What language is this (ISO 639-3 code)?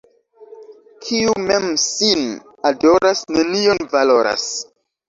epo